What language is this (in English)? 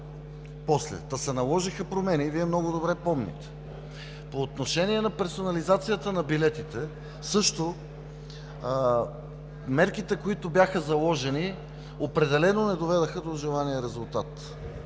Bulgarian